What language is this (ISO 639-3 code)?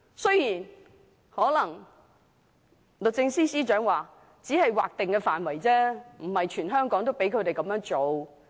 yue